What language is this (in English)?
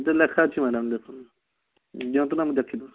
Odia